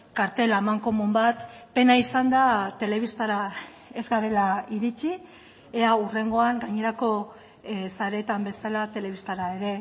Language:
Basque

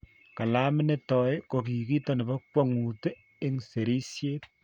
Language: Kalenjin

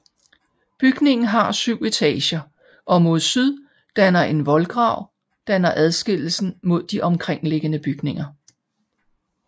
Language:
Danish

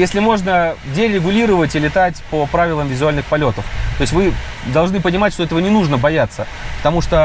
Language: Russian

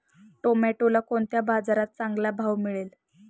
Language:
Marathi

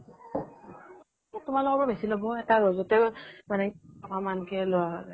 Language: Assamese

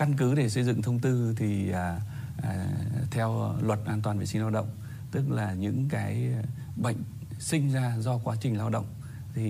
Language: Vietnamese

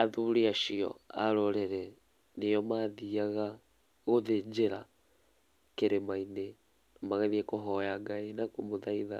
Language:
Kikuyu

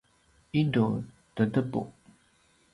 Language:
Paiwan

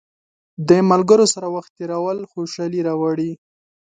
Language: Pashto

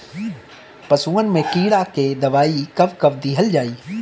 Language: Bhojpuri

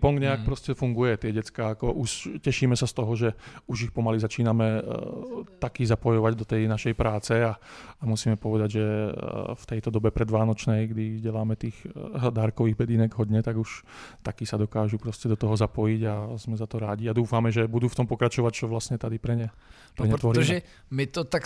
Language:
Czech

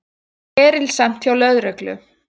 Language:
Icelandic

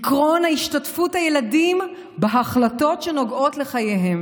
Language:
Hebrew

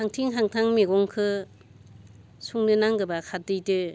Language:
Bodo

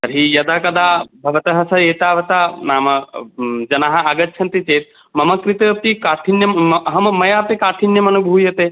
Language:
Sanskrit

